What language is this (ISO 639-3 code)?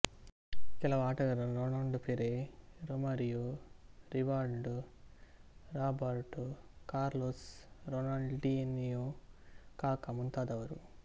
kan